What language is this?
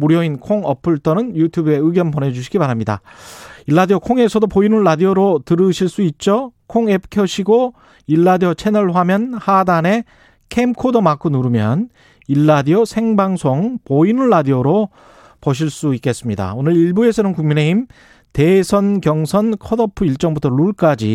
Korean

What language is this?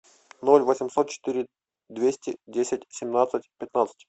Russian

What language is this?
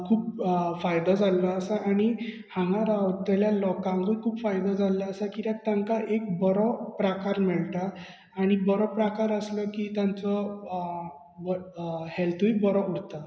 Konkani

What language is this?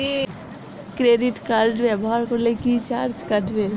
Bangla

